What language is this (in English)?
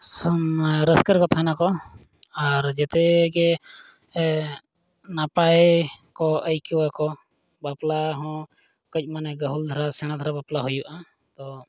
Santali